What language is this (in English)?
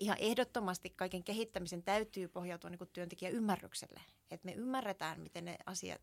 Finnish